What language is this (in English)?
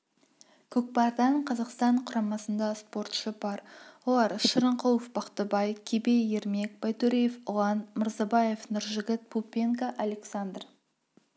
Kazakh